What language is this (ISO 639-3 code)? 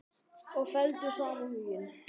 isl